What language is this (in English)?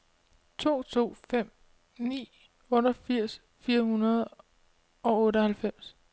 Danish